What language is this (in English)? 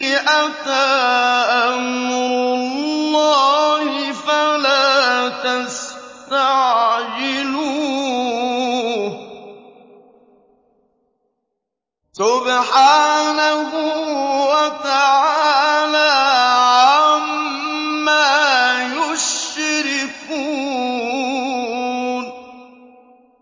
Arabic